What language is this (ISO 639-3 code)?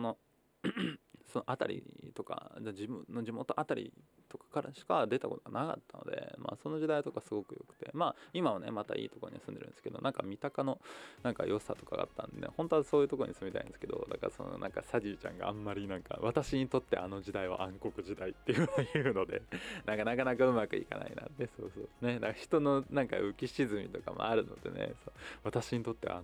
jpn